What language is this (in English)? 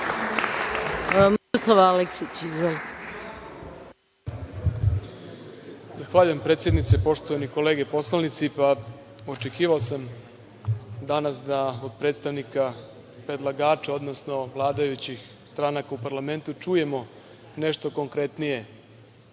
Serbian